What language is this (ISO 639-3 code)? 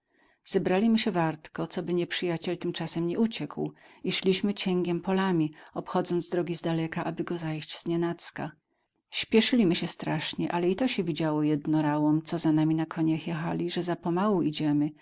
pol